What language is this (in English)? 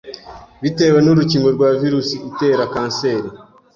Kinyarwanda